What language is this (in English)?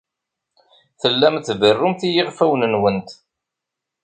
Kabyle